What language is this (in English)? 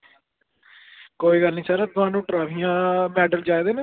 Dogri